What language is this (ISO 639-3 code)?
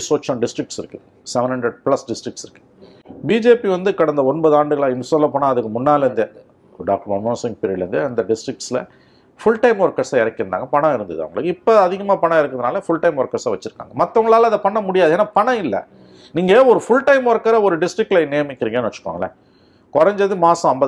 tam